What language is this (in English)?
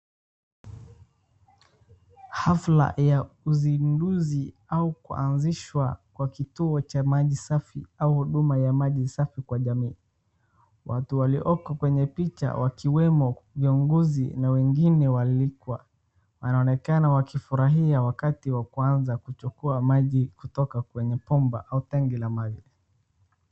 Swahili